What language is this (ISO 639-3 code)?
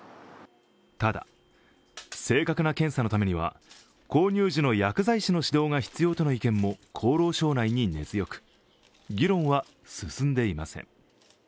jpn